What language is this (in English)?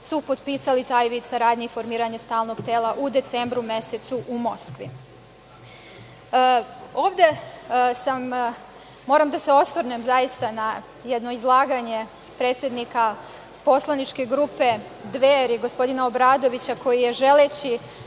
Serbian